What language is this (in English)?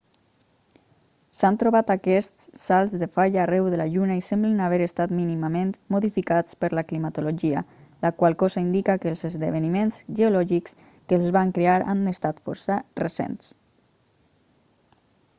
Catalan